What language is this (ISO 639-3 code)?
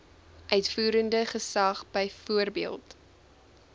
afr